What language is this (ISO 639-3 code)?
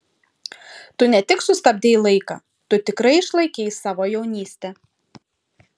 lit